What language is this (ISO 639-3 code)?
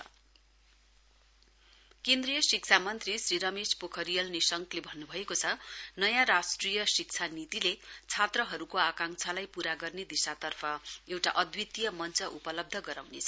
nep